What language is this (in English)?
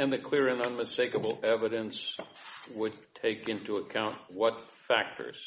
English